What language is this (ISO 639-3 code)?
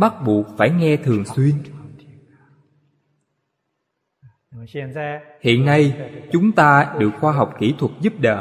vie